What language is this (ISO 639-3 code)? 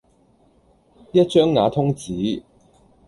yue